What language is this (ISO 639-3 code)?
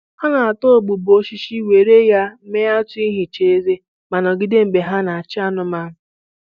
ibo